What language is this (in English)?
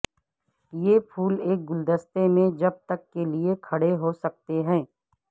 Urdu